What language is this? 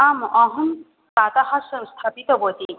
Sanskrit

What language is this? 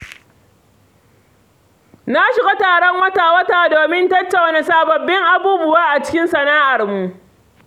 Hausa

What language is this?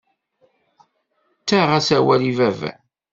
Kabyle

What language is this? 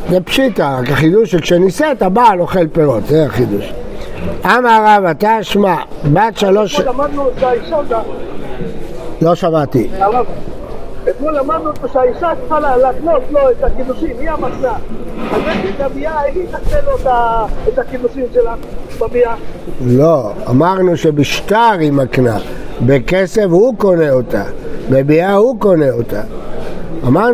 Hebrew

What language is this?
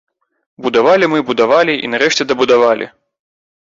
Belarusian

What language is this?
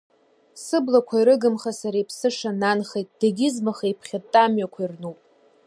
Abkhazian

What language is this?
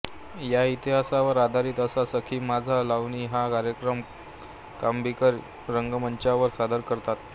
Marathi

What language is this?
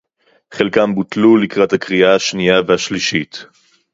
Hebrew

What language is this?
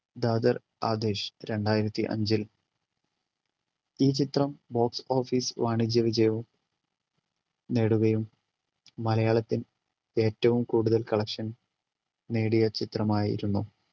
Malayalam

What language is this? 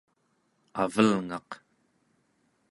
Central Yupik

